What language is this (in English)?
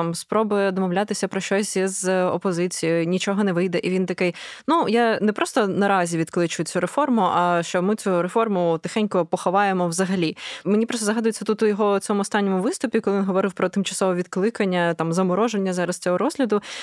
Ukrainian